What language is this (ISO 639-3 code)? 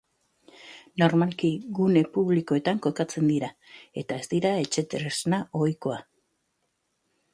eus